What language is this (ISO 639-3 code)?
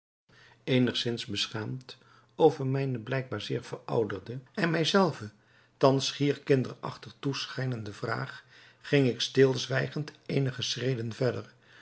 nld